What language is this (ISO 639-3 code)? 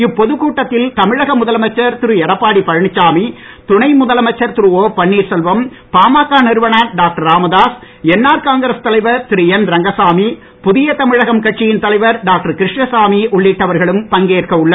tam